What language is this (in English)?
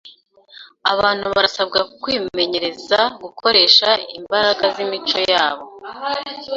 Kinyarwanda